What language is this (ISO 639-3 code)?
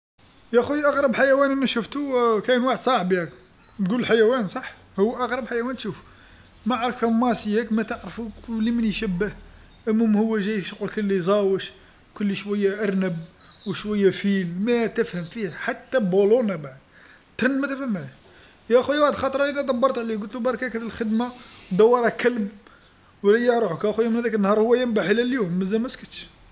arq